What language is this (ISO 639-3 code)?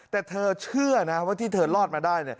tha